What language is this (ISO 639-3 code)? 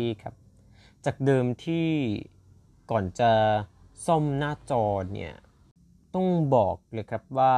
tha